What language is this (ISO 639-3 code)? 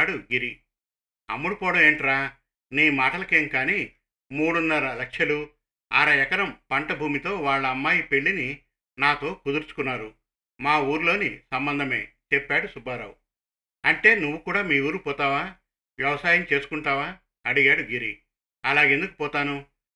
tel